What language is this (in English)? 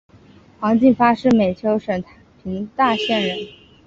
Chinese